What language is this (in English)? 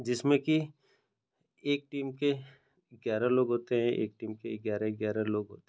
Hindi